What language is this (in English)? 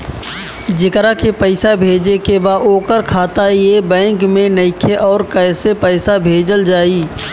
Bhojpuri